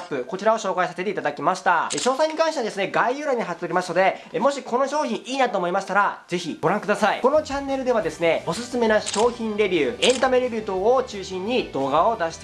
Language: Japanese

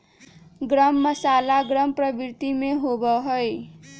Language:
Magahi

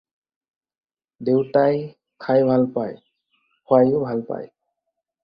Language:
Assamese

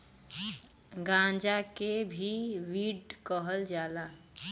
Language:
Bhojpuri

